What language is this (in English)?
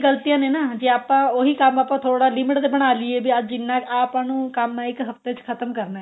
Punjabi